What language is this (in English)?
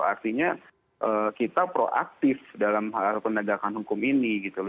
Indonesian